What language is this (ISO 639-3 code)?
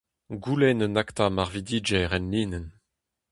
bre